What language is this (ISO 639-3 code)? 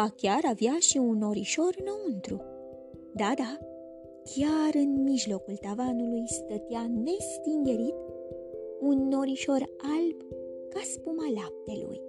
ron